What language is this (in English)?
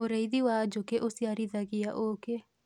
Kikuyu